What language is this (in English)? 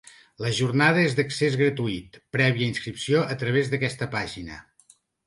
Catalan